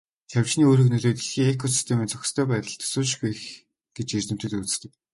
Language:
Mongolian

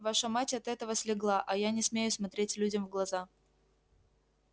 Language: Russian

